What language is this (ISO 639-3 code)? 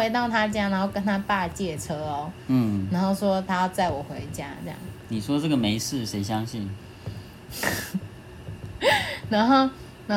zho